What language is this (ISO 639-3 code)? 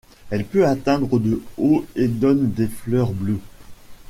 fra